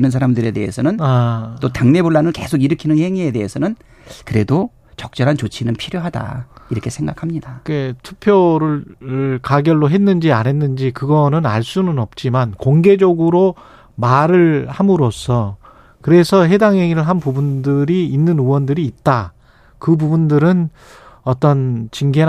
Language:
Korean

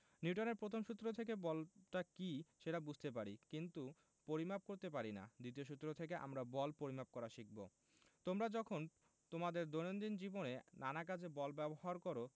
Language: Bangla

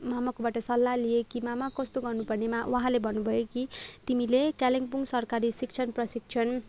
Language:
Nepali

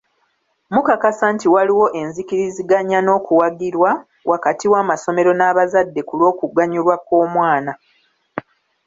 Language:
Ganda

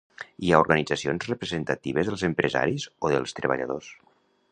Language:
Catalan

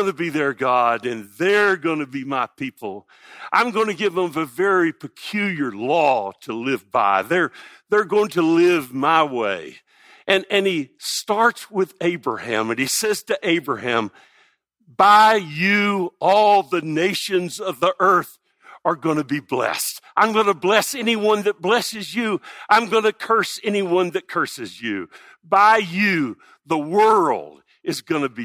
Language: English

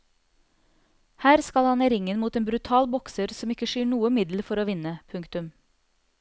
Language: Norwegian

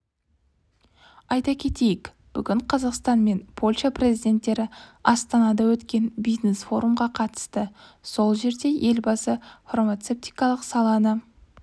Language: Kazakh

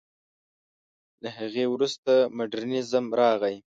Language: Pashto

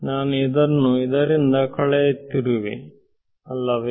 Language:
Kannada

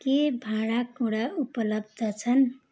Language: Nepali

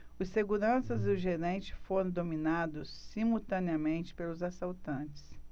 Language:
Portuguese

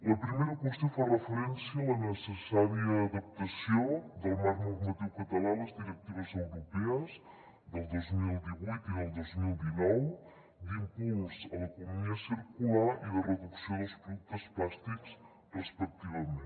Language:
Catalan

